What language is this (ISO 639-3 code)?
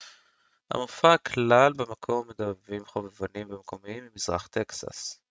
heb